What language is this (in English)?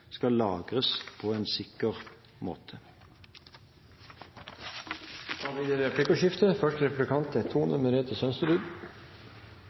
Norwegian Bokmål